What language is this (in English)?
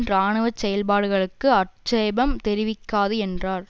Tamil